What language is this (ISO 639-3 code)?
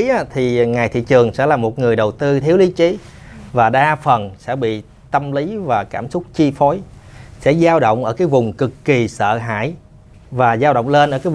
vie